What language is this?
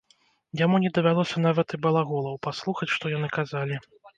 Belarusian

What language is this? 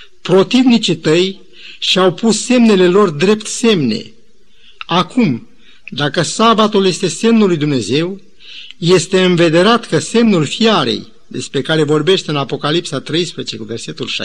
Romanian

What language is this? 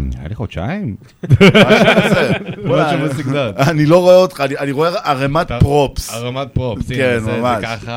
Hebrew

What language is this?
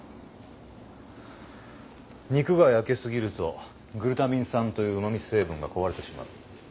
Japanese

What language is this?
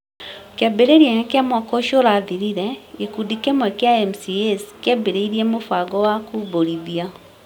Kikuyu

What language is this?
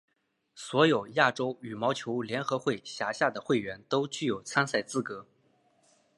Chinese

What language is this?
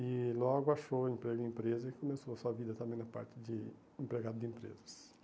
Portuguese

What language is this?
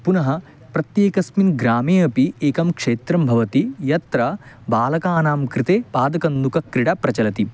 Sanskrit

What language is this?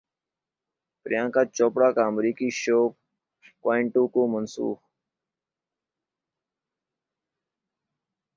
Urdu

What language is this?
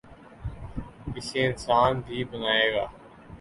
Urdu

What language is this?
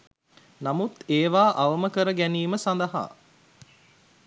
Sinhala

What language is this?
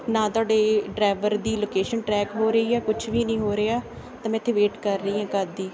Punjabi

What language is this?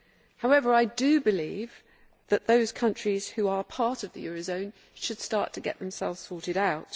English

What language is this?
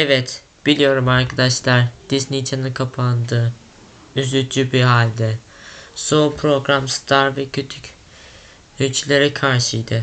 Turkish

